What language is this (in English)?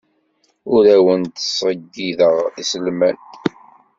Kabyle